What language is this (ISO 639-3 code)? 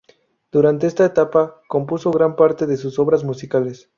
spa